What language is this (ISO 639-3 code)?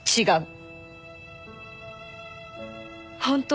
jpn